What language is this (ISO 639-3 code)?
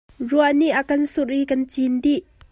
cnh